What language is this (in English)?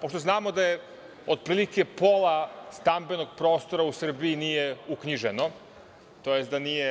Serbian